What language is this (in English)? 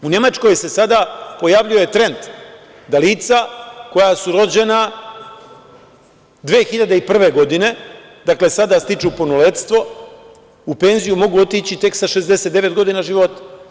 Serbian